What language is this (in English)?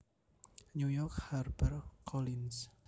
Javanese